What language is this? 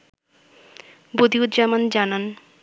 Bangla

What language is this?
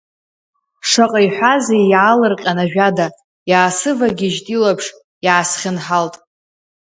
Abkhazian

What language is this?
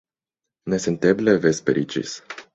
Esperanto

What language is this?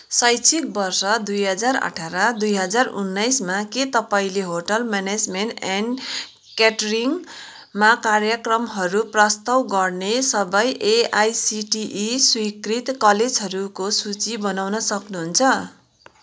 Nepali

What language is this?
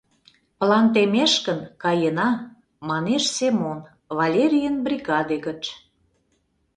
Mari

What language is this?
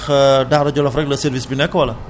Wolof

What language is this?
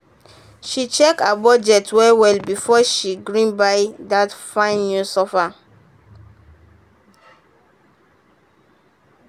Nigerian Pidgin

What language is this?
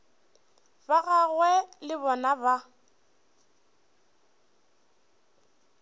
Northern Sotho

